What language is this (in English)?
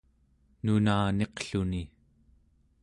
Central Yupik